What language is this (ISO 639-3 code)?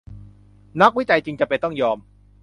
tha